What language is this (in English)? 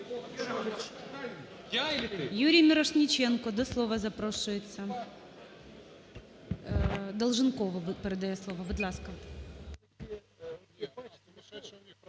Ukrainian